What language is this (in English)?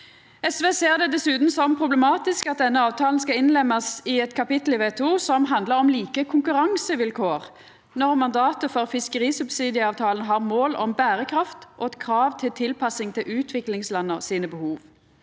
Norwegian